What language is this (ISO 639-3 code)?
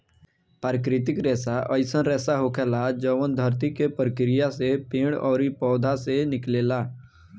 bho